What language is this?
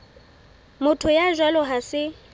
Southern Sotho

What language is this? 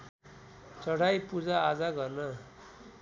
Nepali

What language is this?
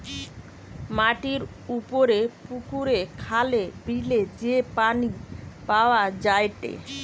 Bangla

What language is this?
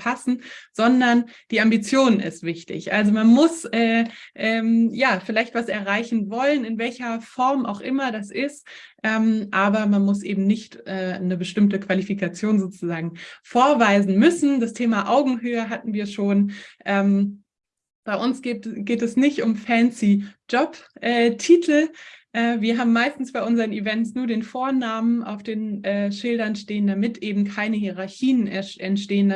German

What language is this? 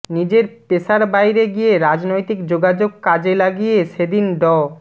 Bangla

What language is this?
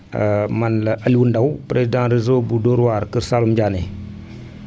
Wolof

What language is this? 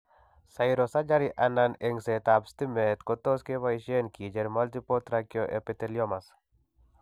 Kalenjin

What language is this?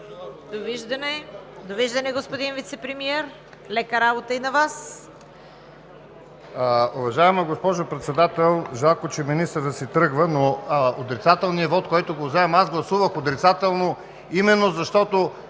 Bulgarian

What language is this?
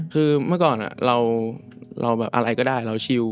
Thai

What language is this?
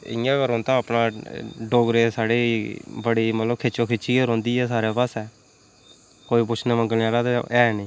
Dogri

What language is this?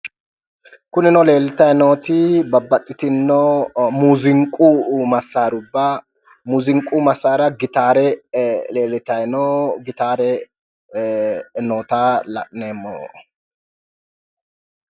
Sidamo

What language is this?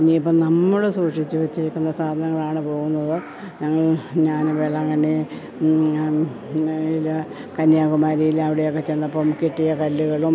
Malayalam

